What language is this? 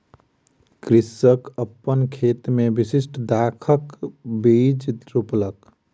Maithili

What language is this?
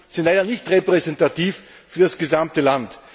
German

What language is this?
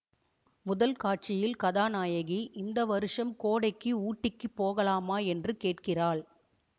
Tamil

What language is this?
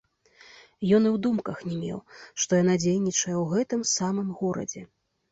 Belarusian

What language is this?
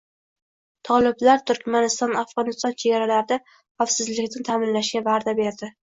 Uzbek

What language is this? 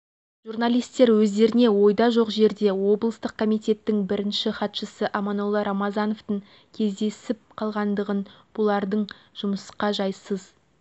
Kazakh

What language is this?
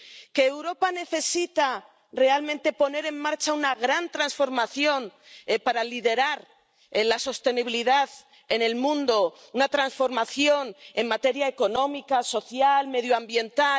Spanish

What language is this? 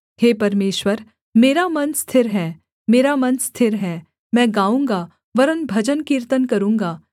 Hindi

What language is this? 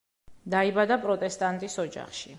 Georgian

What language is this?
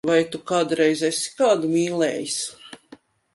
Latvian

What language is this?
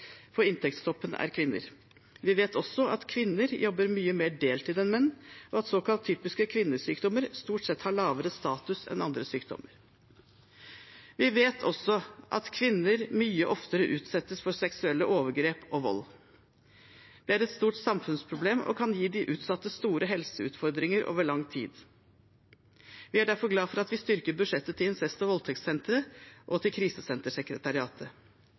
Norwegian Bokmål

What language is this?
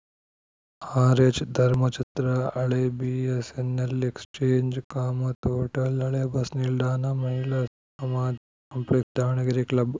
Kannada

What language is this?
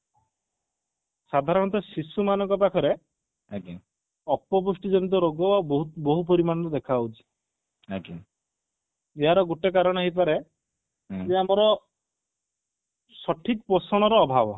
Odia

